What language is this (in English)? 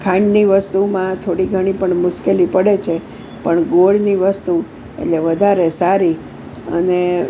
Gujarati